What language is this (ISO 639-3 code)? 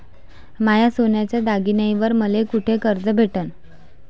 mar